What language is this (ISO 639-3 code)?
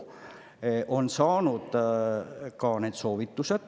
est